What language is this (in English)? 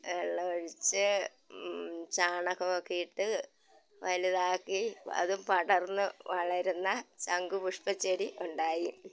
Malayalam